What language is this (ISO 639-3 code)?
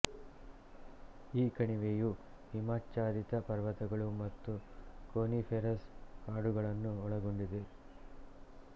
kan